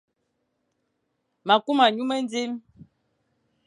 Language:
Fang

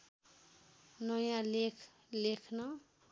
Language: Nepali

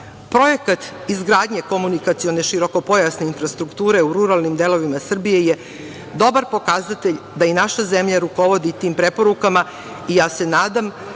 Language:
Serbian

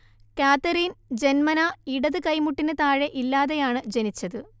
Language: Malayalam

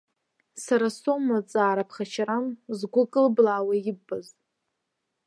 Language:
Abkhazian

